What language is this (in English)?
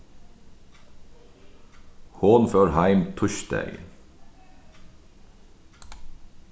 Faroese